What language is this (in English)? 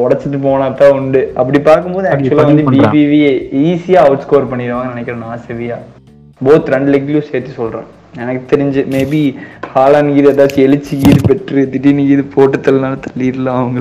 Tamil